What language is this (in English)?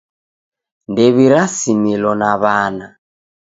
Taita